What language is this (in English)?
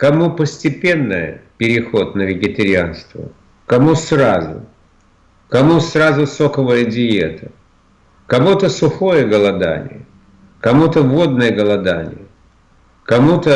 Russian